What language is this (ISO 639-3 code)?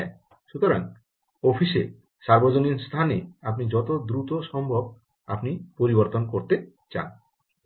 ben